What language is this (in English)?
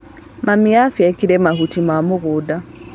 Kikuyu